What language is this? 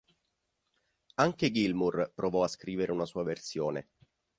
Italian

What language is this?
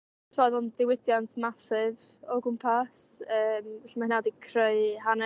Welsh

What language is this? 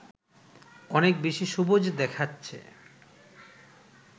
Bangla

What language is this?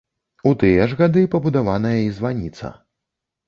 Belarusian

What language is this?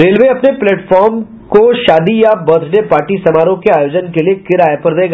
Hindi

